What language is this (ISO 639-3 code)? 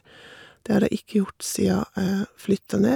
nor